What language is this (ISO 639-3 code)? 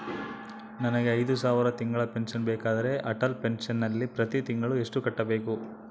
kan